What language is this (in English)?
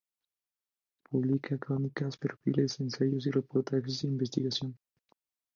Spanish